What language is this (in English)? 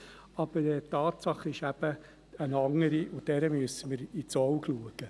Swiss German